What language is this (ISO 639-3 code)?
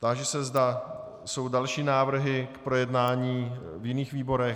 ces